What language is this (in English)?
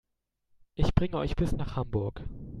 German